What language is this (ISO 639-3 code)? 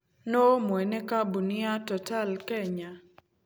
kik